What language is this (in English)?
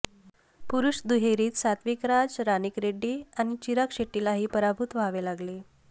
Marathi